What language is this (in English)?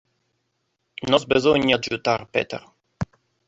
Interlingua